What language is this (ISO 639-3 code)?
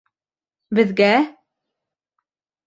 bak